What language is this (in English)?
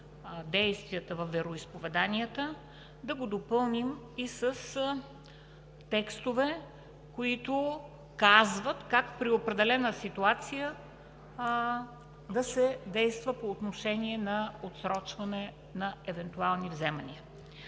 Bulgarian